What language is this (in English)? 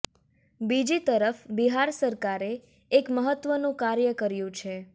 Gujarati